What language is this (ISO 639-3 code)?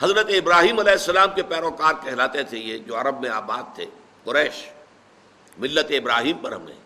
urd